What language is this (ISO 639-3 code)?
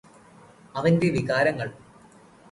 mal